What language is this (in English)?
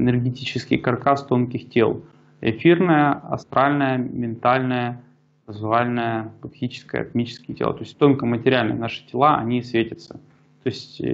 Russian